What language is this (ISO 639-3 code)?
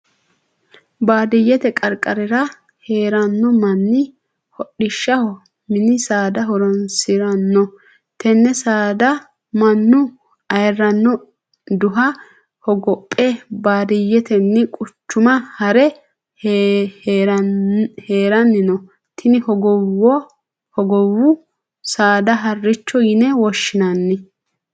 sid